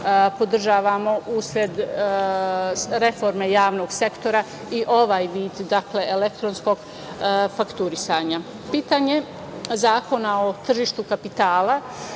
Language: Serbian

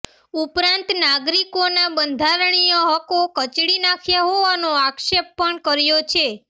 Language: Gujarati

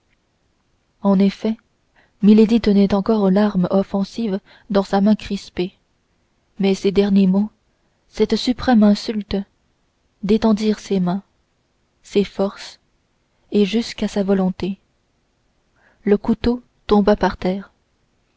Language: French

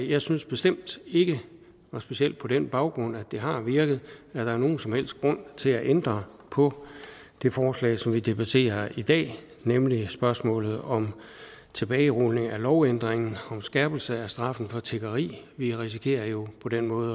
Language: Danish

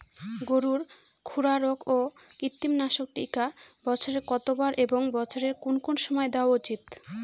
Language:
Bangla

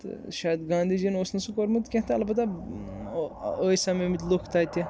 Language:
Kashmiri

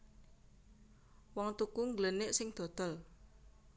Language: Javanese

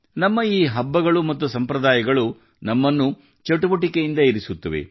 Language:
Kannada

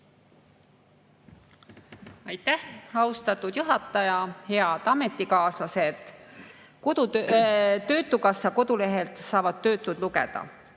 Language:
Estonian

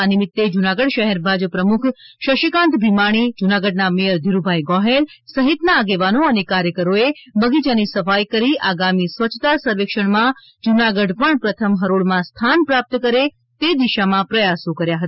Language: Gujarati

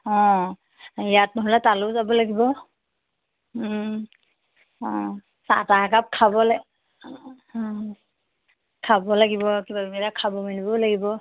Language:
Assamese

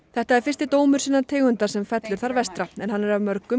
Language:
Icelandic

